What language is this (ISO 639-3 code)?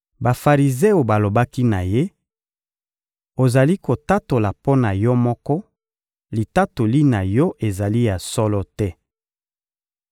lin